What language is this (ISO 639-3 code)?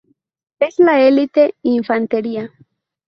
spa